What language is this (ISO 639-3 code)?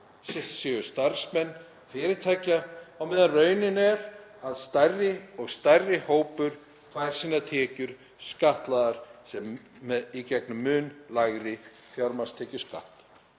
isl